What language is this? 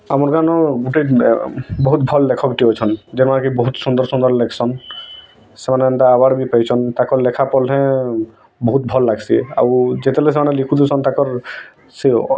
Odia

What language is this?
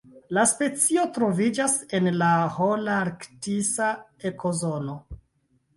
Esperanto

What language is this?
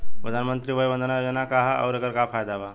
Bhojpuri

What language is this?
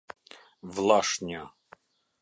Albanian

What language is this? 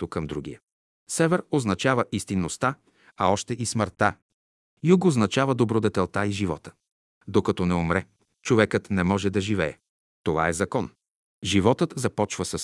Bulgarian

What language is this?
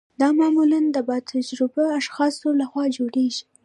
Pashto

